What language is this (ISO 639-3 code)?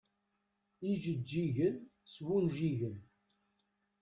kab